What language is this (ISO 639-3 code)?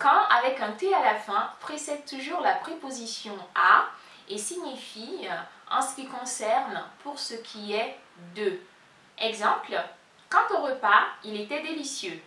fra